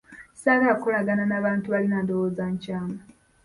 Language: Ganda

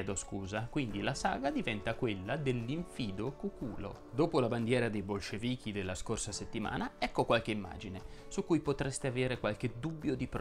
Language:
Italian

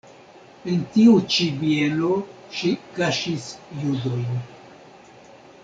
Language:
Esperanto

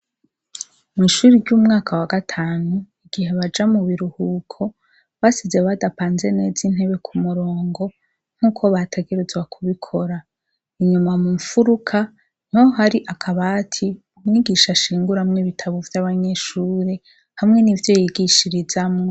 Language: Rundi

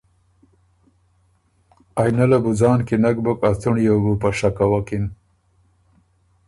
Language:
Ormuri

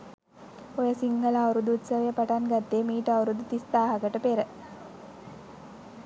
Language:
Sinhala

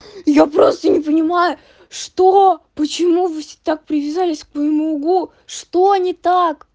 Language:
Russian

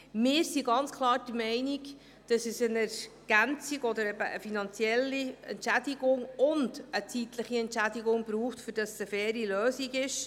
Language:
Swiss German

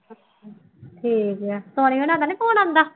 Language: Punjabi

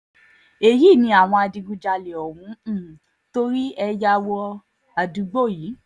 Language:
Yoruba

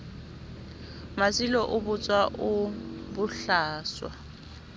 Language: Southern Sotho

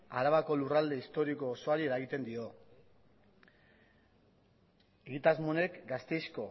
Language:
Basque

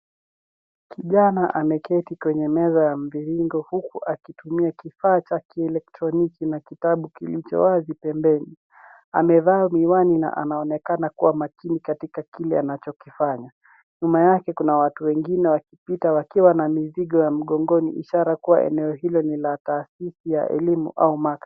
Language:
Swahili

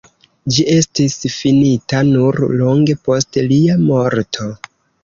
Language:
Esperanto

